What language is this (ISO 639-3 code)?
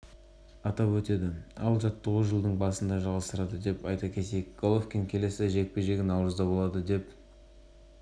kaz